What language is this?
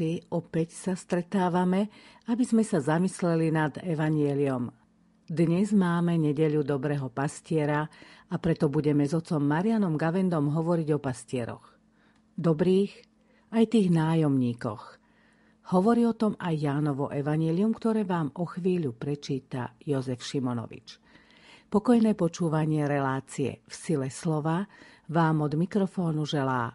Slovak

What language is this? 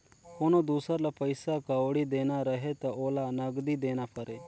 Chhattisgarhi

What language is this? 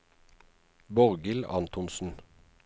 Norwegian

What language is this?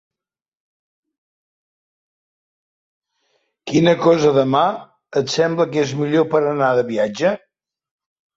Catalan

